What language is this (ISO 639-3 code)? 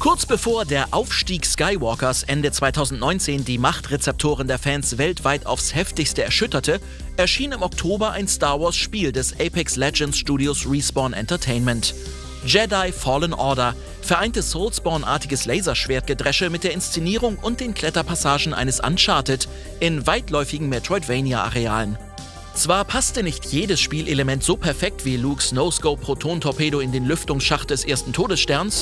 deu